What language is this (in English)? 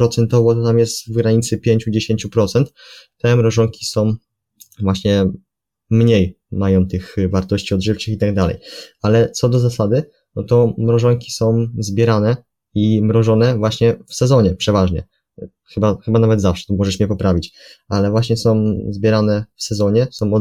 Polish